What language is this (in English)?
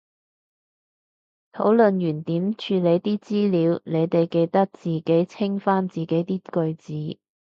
Cantonese